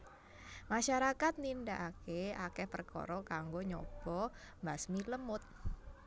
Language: Javanese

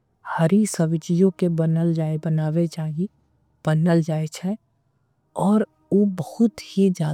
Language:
Angika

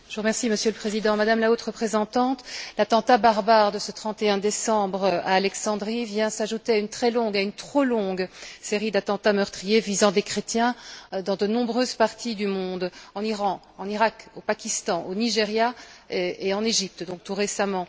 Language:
French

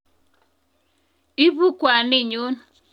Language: Kalenjin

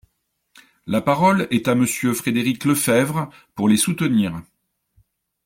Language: French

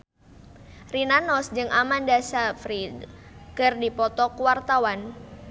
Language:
Sundanese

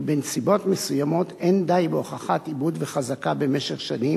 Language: Hebrew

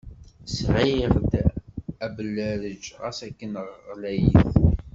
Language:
Kabyle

